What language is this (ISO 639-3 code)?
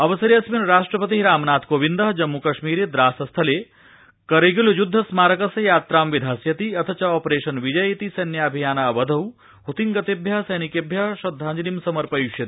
san